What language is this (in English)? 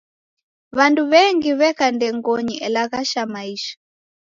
Taita